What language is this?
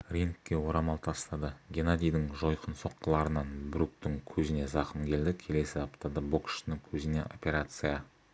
Kazakh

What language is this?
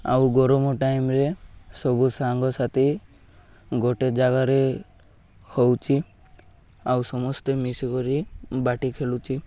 Odia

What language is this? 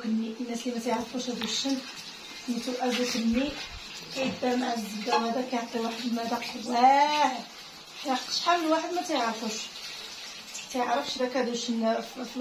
Arabic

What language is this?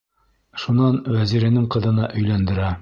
Bashkir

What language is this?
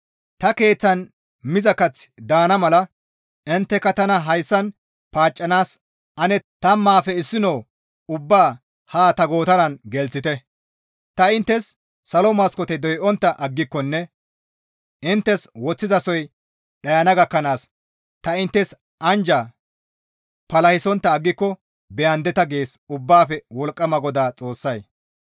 Gamo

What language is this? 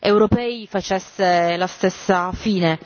Italian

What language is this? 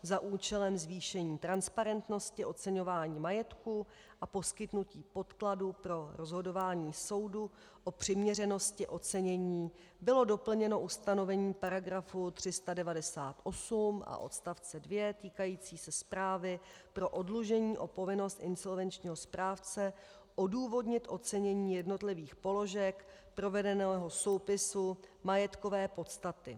Czech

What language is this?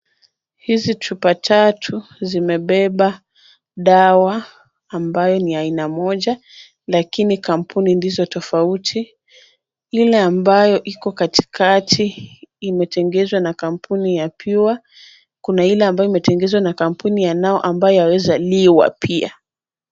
Swahili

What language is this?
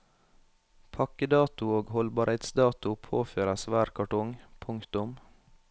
Norwegian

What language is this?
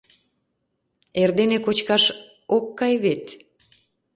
Mari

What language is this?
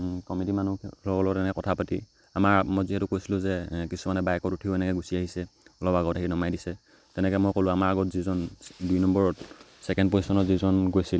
Assamese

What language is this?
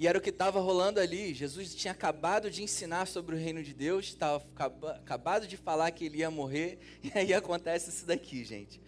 Portuguese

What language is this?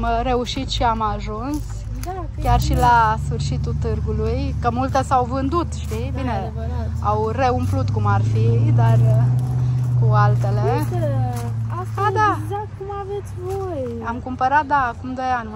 Romanian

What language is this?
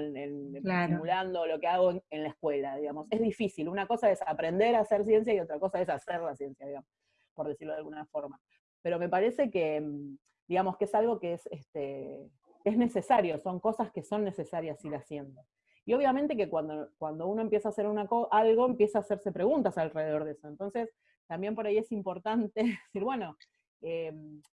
Spanish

